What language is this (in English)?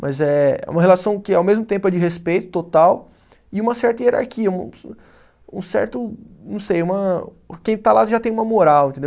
Portuguese